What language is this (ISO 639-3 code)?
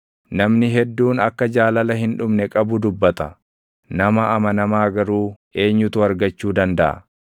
orm